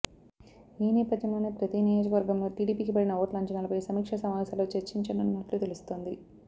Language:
Telugu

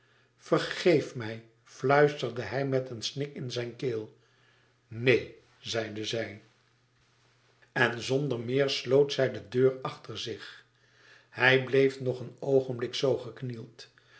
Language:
Dutch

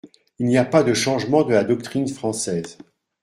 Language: French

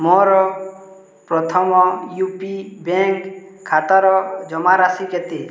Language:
Odia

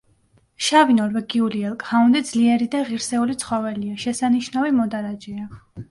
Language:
Georgian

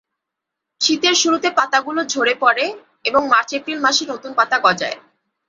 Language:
Bangla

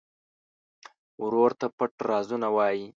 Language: Pashto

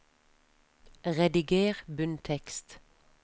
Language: Norwegian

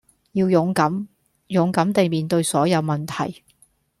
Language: Cantonese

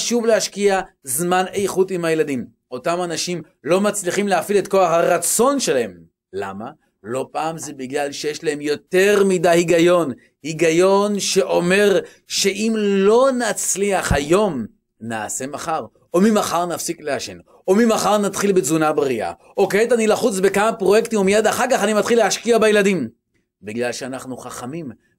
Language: Hebrew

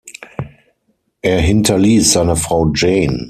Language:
German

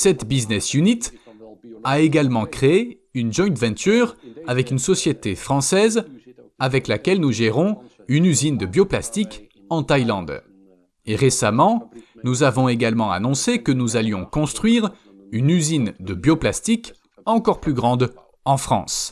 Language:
French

